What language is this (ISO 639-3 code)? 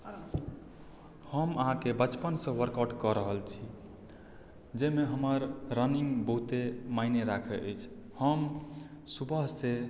mai